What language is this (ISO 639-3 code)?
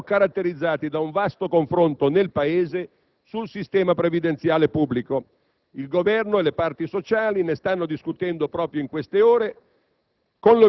ita